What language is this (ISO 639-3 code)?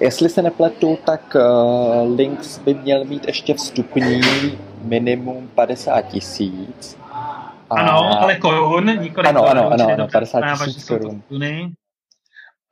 ces